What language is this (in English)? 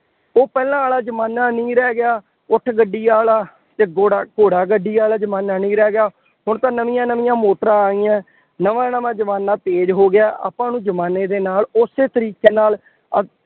Punjabi